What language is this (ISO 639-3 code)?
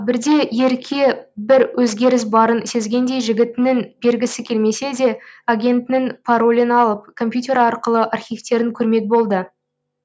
kaz